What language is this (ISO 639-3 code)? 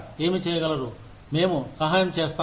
tel